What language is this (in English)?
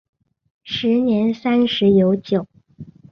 Chinese